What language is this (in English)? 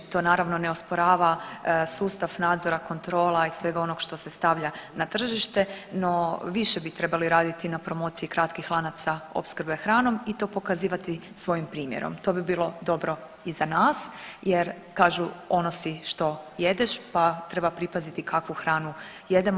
Croatian